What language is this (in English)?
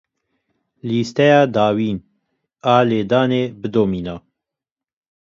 Kurdish